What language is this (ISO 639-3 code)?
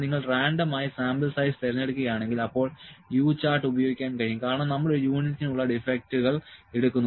mal